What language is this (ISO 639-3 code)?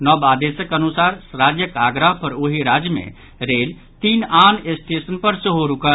mai